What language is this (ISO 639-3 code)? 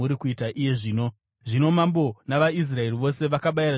sna